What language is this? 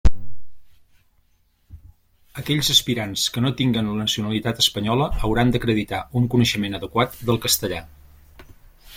Catalan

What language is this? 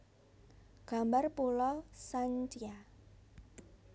Javanese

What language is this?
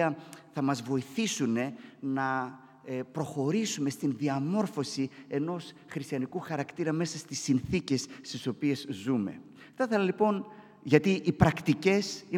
Greek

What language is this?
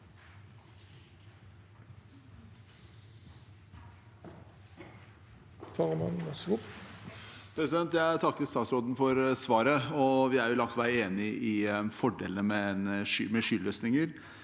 Norwegian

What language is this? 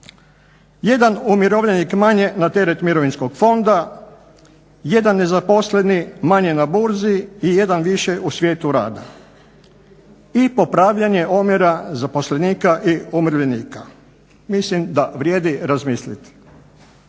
Croatian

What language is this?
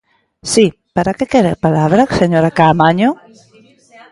Galician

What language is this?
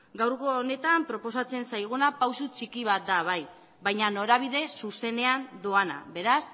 Basque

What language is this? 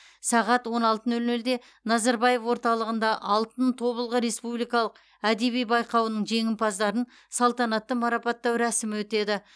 Kazakh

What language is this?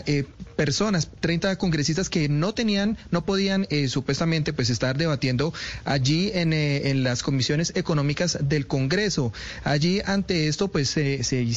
Spanish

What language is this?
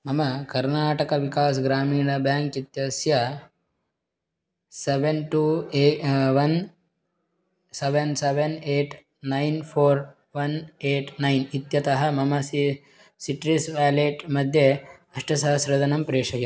Sanskrit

